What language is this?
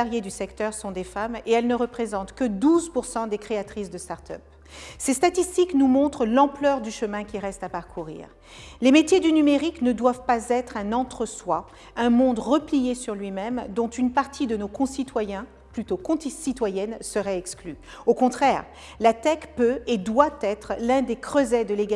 French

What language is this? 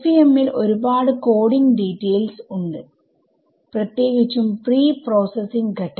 Malayalam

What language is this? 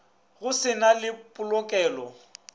Northern Sotho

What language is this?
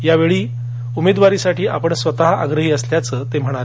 Marathi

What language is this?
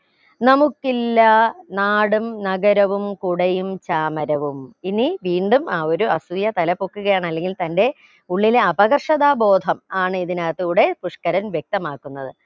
Malayalam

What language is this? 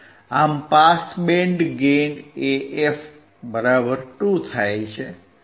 Gujarati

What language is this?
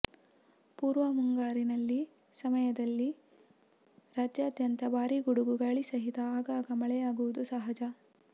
Kannada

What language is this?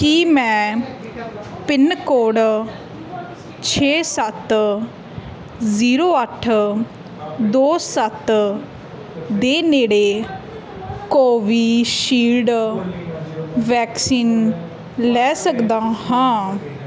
Punjabi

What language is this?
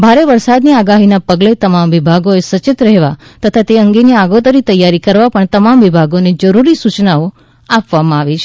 Gujarati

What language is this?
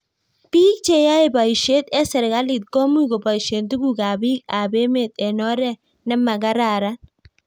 Kalenjin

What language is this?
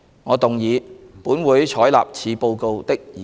Cantonese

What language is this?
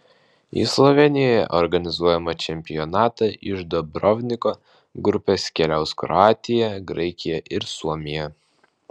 Lithuanian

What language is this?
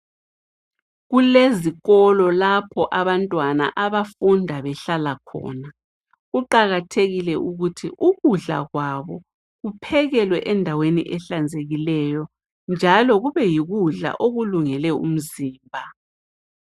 North Ndebele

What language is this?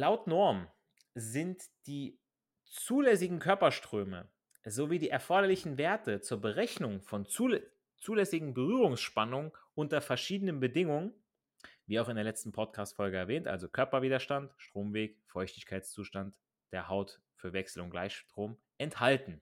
German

